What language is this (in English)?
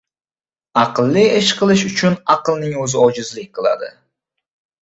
Uzbek